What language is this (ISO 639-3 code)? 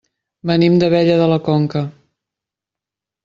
cat